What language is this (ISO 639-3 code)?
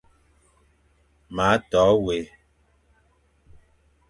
fan